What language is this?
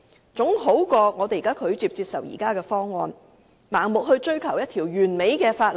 Cantonese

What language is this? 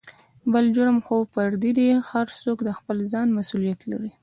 Pashto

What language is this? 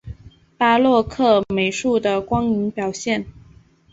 Chinese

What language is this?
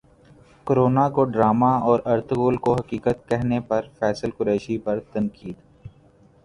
Urdu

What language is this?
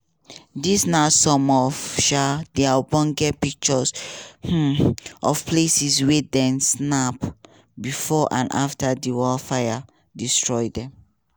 Nigerian Pidgin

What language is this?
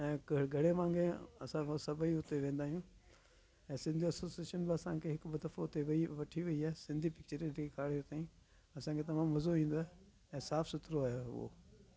Sindhi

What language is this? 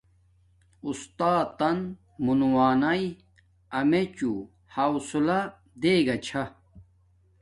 Domaaki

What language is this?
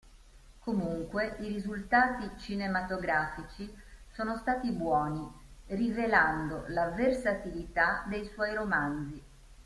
Italian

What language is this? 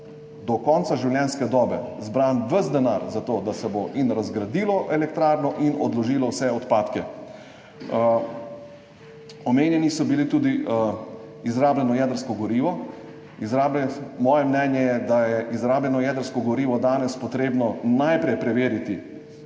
Slovenian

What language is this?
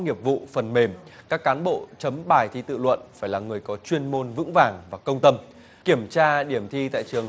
Vietnamese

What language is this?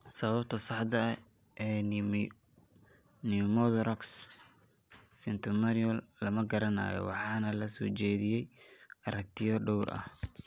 Somali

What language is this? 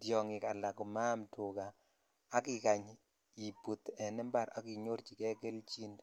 Kalenjin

